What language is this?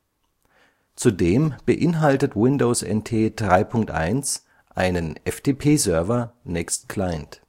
German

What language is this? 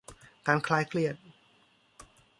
Thai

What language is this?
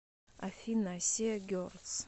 Russian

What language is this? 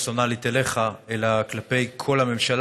Hebrew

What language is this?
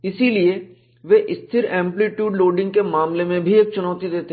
Hindi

